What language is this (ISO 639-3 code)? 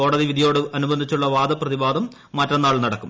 mal